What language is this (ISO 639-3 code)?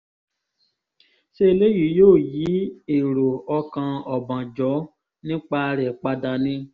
yor